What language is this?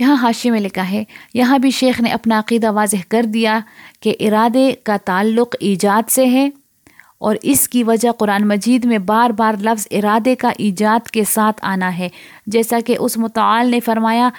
Urdu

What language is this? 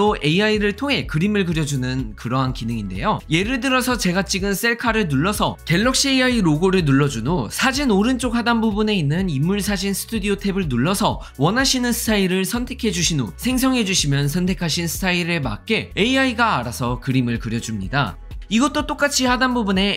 Korean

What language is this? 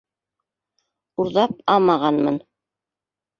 Bashkir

